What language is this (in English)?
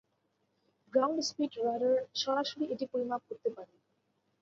Bangla